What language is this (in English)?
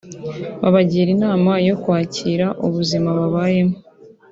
Kinyarwanda